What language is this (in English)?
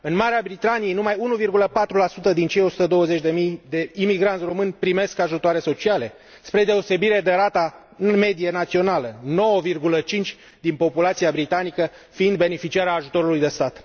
Romanian